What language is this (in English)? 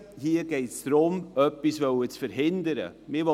Swiss German